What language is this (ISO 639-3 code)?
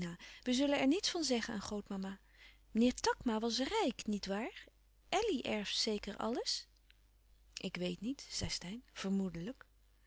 nld